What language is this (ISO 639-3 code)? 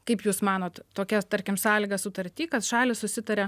lit